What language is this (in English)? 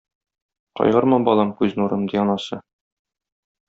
Tatar